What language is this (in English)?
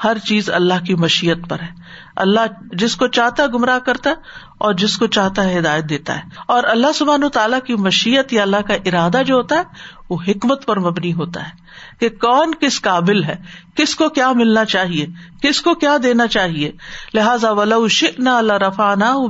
Urdu